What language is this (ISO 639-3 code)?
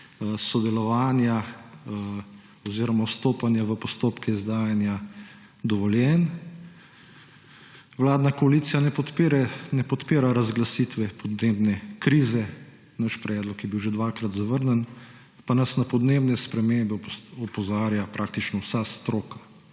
slv